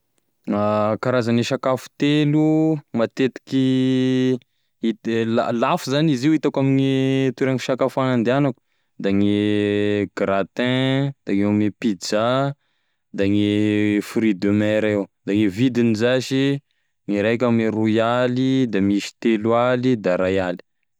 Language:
Tesaka Malagasy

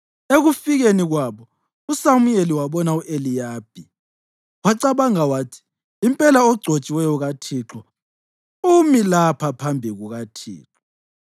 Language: North Ndebele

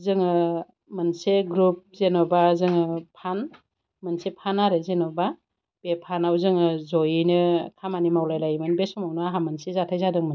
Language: Bodo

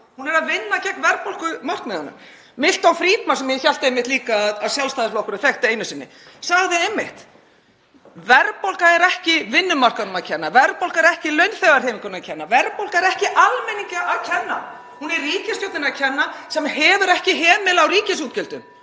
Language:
Icelandic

